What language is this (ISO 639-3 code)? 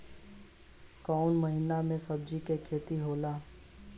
bho